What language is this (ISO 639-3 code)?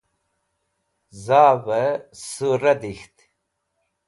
wbl